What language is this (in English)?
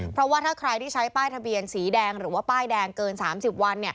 Thai